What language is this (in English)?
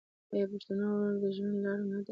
Pashto